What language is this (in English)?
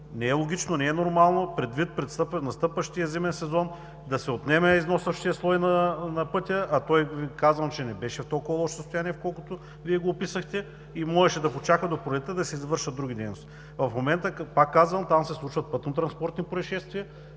Bulgarian